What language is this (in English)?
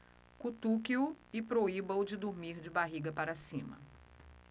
Portuguese